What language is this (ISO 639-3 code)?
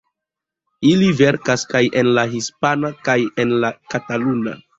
epo